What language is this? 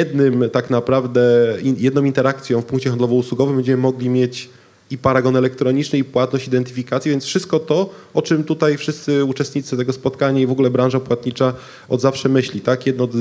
Polish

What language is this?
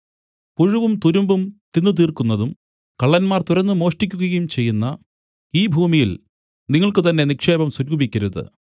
Malayalam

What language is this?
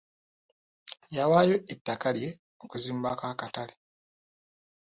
Ganda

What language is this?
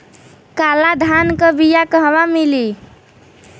Bhojpuri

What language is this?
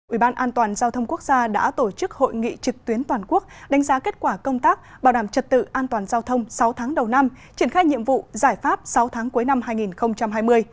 Vietnamese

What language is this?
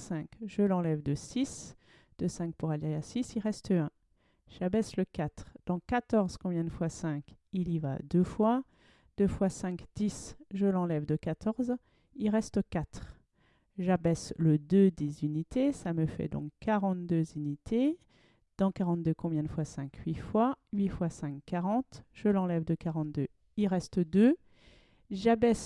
French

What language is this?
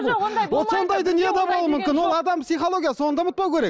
Kazakh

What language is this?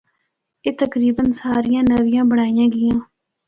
Northern Hindko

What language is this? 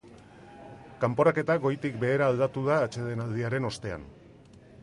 Basque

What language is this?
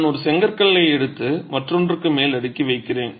Tamil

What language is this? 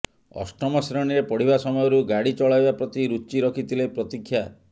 Odia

